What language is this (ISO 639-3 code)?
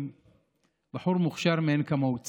heb